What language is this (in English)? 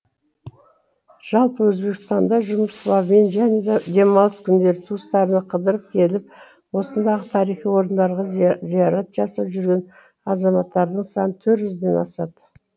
Kazakh